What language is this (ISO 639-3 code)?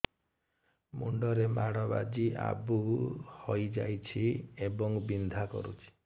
ori